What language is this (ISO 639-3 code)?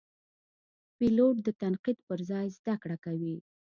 pus